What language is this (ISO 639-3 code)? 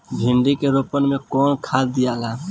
bho